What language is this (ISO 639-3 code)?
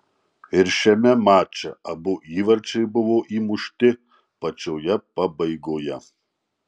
lit